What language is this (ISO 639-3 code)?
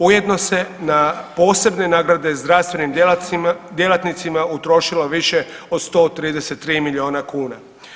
hrv